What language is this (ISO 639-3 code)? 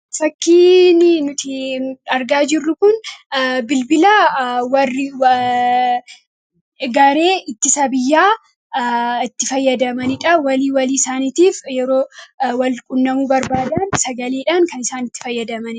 orm